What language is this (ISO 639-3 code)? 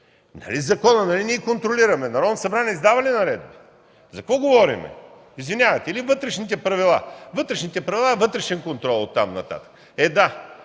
bul